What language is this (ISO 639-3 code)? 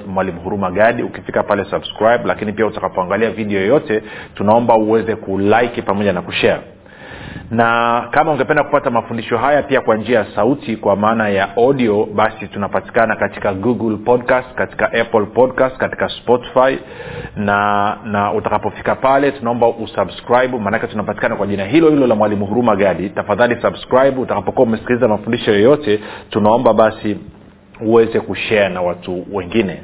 swa